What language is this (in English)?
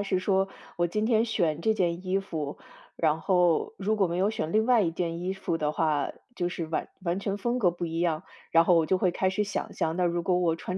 Chinese